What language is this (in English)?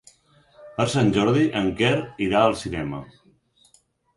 Catalan